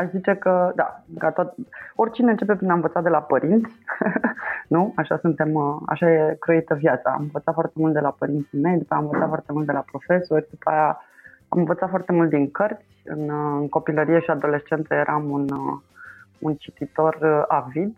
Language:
Romanian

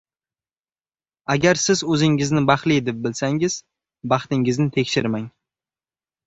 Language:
Uzbek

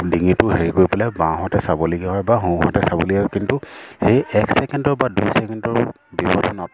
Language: Assamese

